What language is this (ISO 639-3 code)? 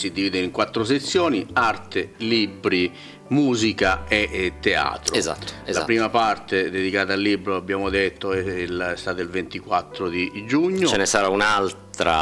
ita